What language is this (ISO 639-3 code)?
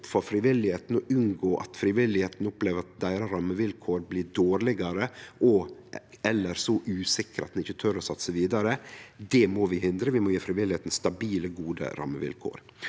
nor